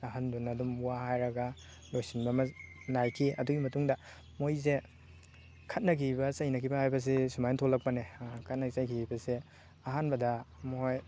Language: Manipuri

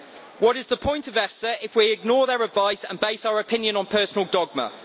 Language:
English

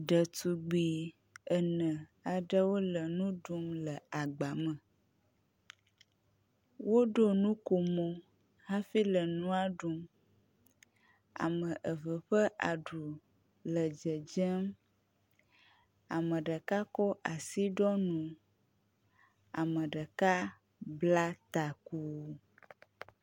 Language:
Ewe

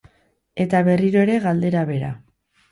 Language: Basque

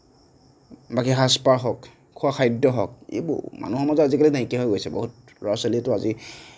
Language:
Assamese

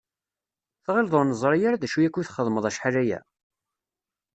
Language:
Kabyle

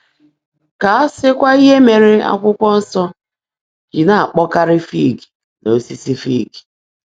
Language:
Igbo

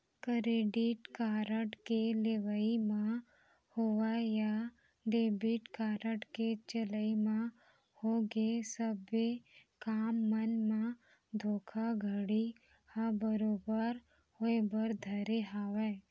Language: Chhattisgarhi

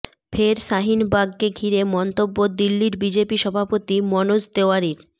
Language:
Bangla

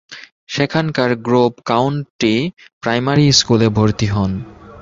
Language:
Bangla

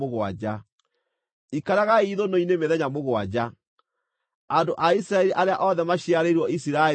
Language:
Kikuyu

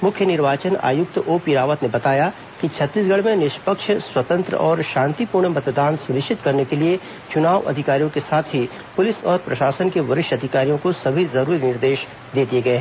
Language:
Hindi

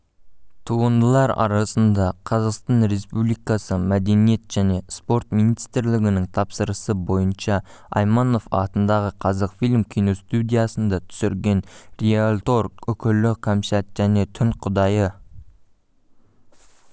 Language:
Kazakh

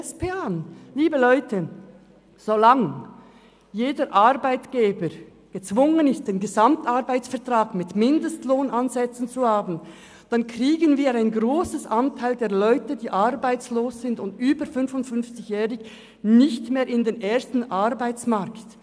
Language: Swiss German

